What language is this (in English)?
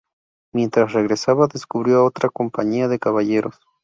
Spanish